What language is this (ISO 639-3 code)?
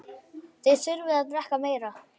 isl